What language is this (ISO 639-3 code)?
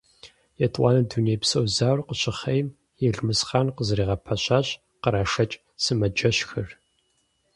kbd